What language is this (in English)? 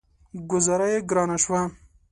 Pashto